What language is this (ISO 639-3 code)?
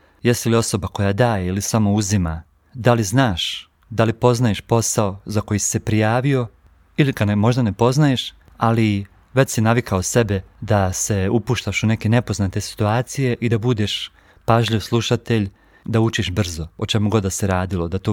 hrv